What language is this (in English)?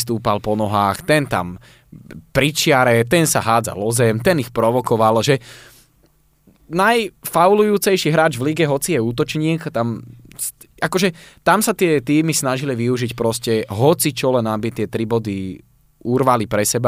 Slovak